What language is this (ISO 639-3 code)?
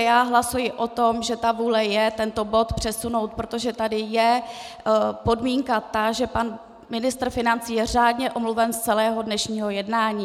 ces